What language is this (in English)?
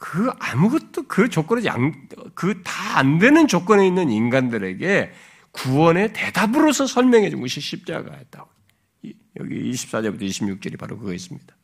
Korean